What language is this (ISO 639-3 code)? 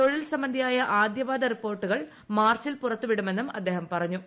mal